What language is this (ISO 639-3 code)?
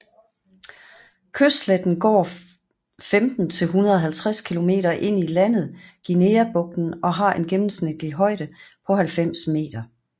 dan